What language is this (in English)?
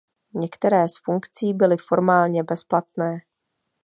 Czech